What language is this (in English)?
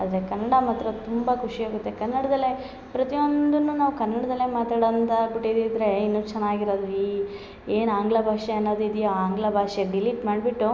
Kannada